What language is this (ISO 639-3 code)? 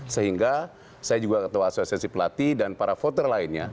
ind